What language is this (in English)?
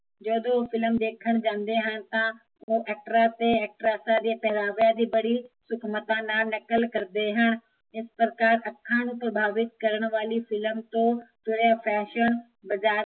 Punjabi